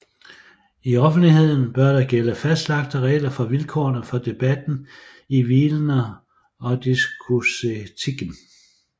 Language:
Danish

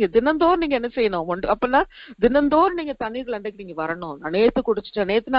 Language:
Thai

